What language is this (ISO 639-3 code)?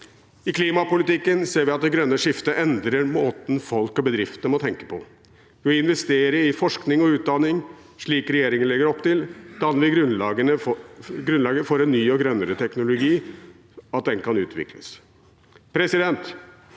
nor